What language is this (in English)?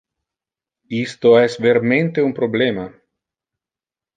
Interlingua